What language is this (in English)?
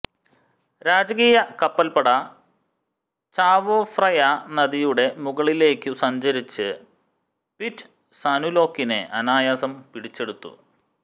Malayalam